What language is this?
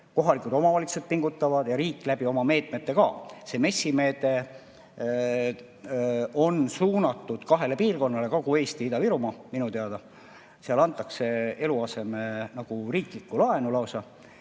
Estonian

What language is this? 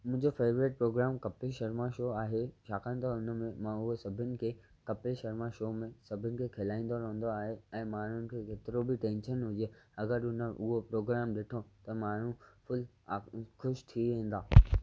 Sindhi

